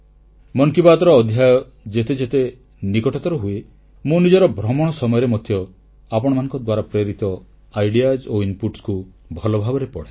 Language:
Odia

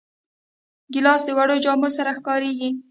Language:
Pashto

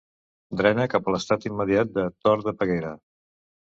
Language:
Catalan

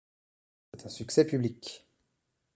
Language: French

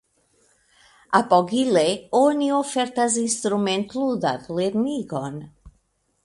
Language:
Esperanto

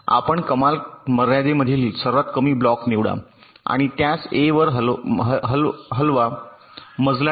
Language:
Marathi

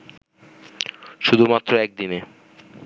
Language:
Bangla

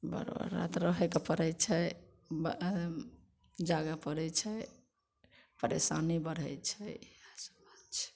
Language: Maithili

